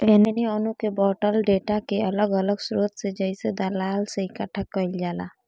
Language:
Bhojpuri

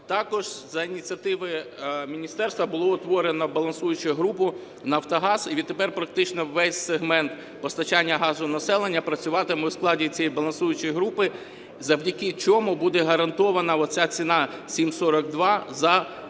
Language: Ukrainian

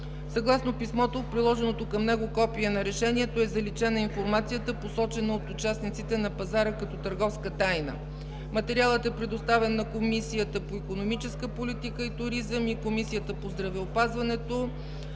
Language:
Bulgarian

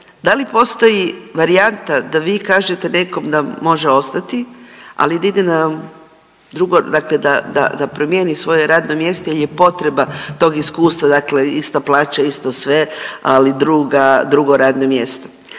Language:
Croatian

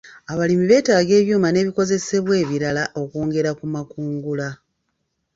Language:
Ganda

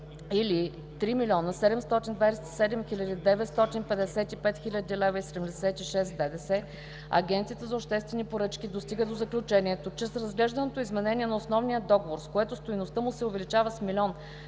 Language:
Bulgarian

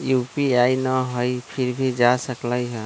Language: Magahi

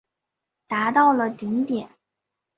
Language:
Chinese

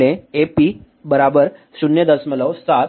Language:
Hindi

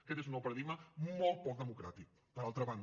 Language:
Catalan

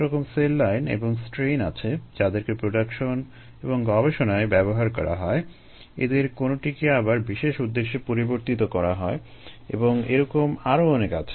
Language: Bangla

